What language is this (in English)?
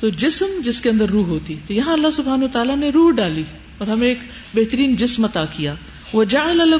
Urdu